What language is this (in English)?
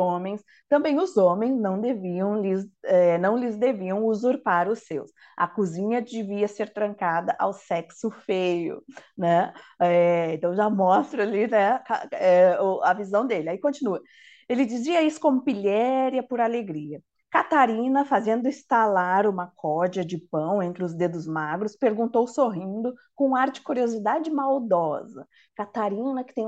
Portuguese